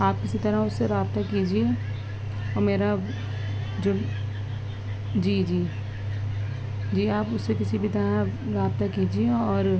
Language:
Urdu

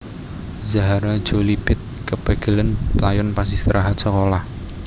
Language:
Javanese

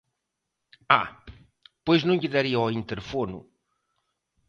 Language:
Galician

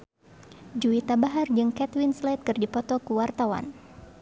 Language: Sundanese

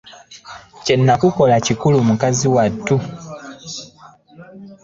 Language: Ganda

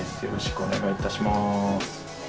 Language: Japanese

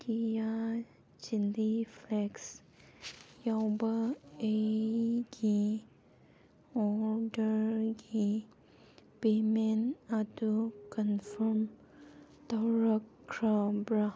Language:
Manipuri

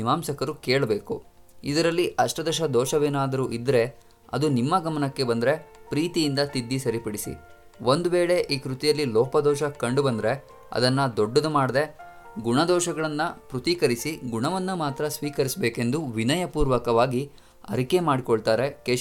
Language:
Kannada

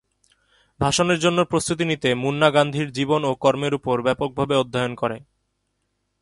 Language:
Bangla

